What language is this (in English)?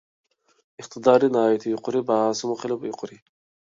Uyghur